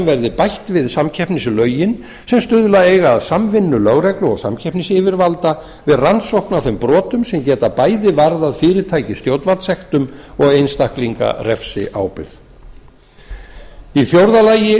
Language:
Icelandic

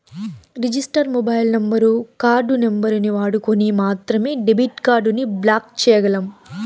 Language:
Telugu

